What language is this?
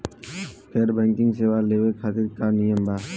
Bhojpuri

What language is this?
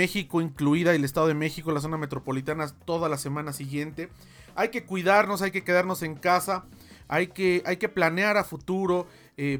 Spanish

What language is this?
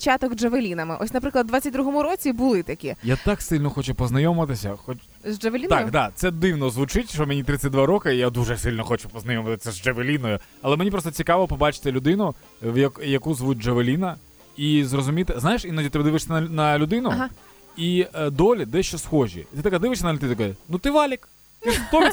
Ukrainian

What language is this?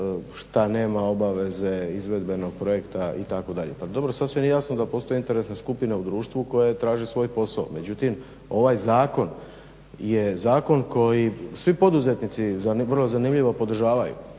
Croatian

